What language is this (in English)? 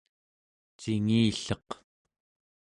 Central Yupik